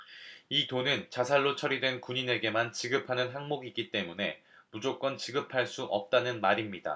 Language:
Korean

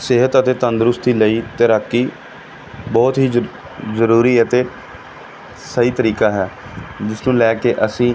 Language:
Punjabi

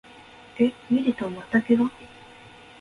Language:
Japanese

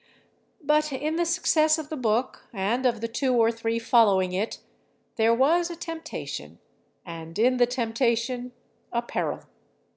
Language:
English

